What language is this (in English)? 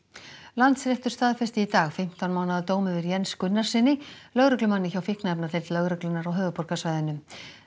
Icelandic